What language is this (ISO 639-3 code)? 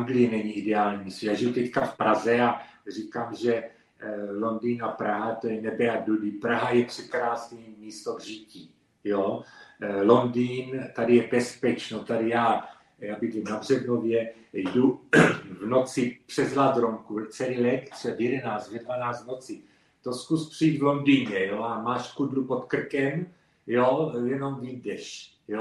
ces